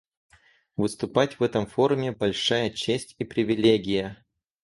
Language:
Russian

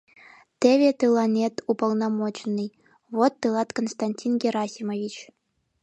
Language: Mari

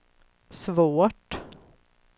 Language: Swedish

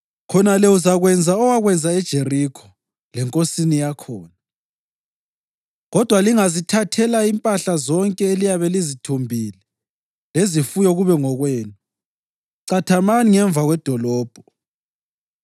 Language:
North Ndebele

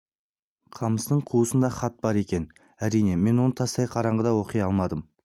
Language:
Kazakh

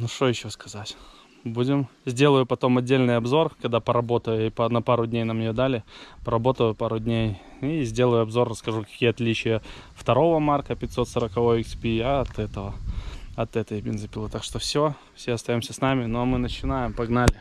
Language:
Russian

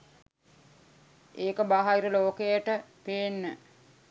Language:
Sinhala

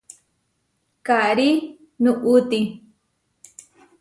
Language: Huarijio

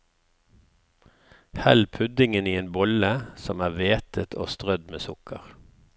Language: Norwegian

